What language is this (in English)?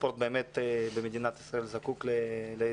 Hebrew